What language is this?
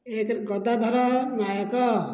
Odia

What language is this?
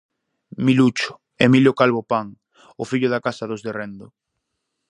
Galician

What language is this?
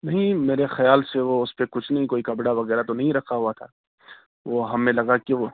Urdu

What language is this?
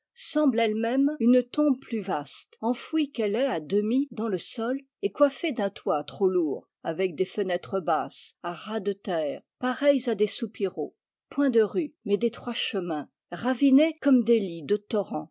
French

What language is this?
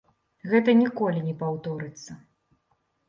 Belarusian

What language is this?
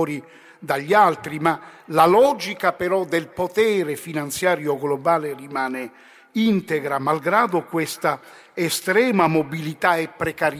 Italian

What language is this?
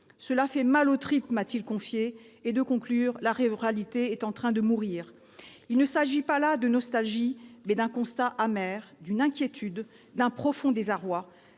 French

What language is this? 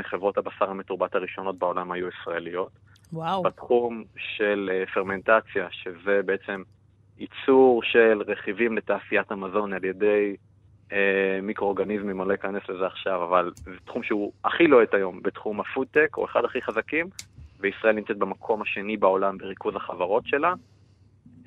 Hebrew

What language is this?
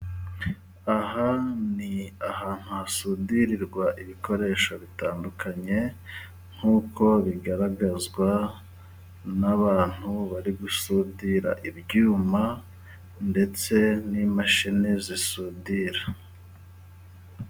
Kinyarwanda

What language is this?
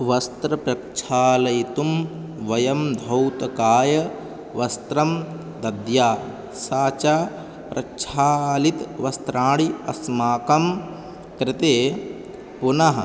Sanskrit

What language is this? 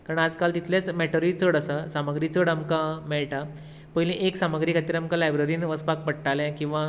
Konkani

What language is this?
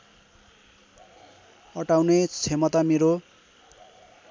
Nepali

